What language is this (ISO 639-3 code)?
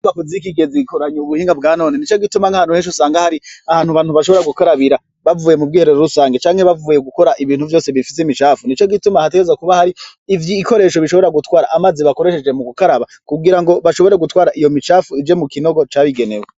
run